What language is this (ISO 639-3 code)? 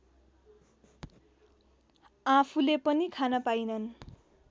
nep